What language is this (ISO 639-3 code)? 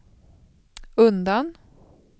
swe